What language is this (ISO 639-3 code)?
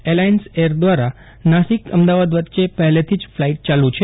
guj